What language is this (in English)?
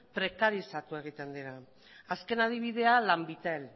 Basque